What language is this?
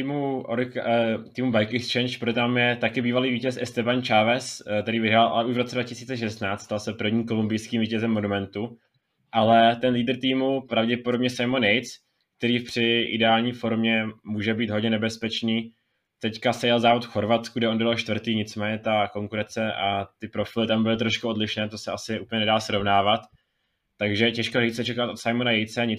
Czech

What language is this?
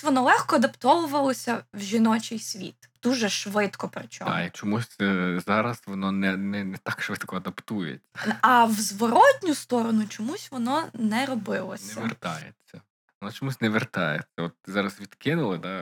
Ukrainian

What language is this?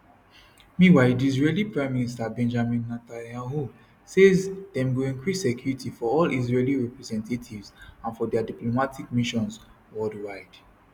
Nigerian Pidgin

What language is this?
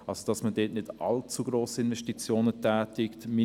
Swiss German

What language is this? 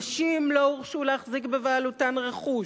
Hebrew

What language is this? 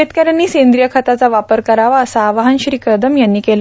Marathi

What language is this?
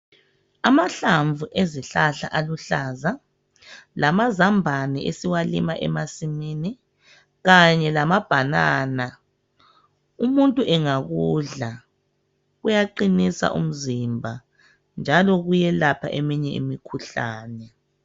North Ndebele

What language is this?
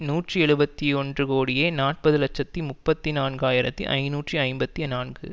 Tamil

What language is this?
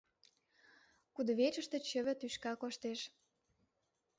Mari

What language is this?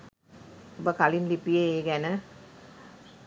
Sinhala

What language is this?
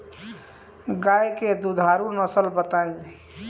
Bhojpuri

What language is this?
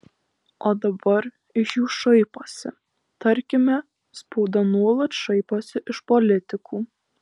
Lithuanian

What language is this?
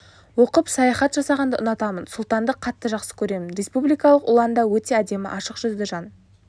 Kazakh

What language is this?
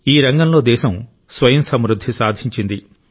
Telugu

